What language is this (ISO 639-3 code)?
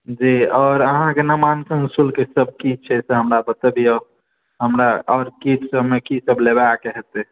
mai